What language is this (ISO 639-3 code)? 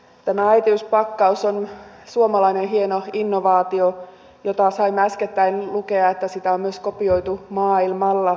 fin